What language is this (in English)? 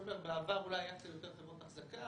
Hebrew